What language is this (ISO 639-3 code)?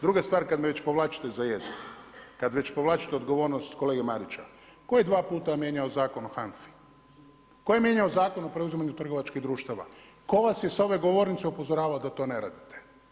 hrv